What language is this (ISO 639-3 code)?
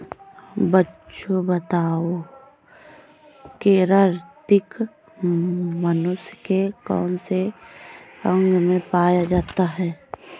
hin